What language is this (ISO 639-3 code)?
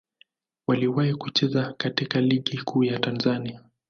swa